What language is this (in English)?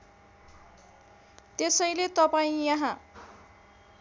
Nepali